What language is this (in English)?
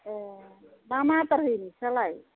Bodo